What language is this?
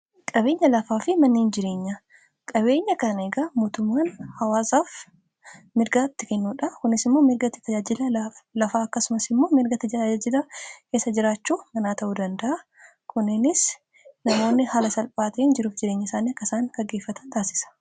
Oromo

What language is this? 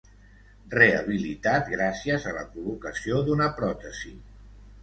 Catalan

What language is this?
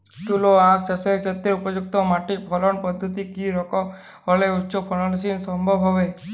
Bangla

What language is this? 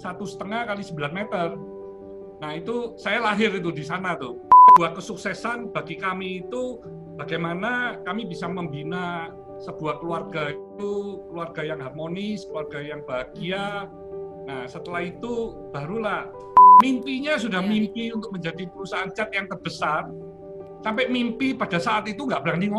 Indonesian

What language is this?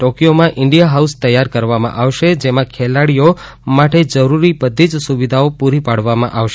Gujarati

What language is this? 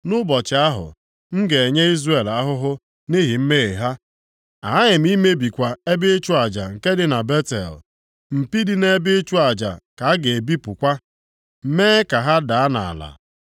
Igbo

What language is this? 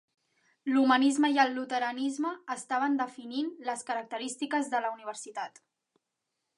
Catalan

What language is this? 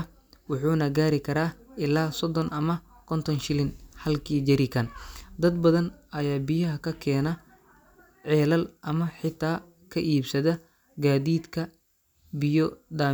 Somali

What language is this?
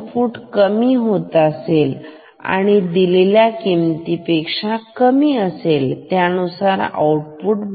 Marathi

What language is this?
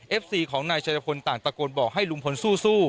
Thai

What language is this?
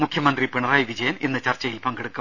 Malayalam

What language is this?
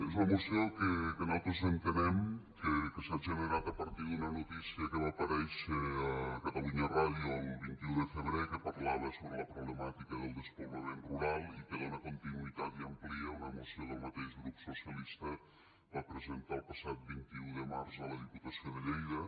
Catalan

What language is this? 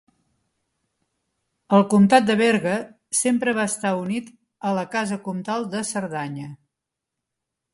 Catalan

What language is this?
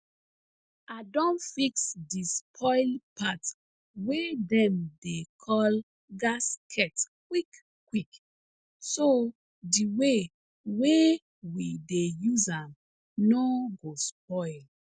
Nigerian Pidgin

